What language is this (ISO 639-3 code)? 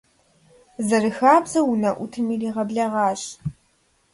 kbd